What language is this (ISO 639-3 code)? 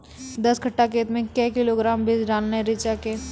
mai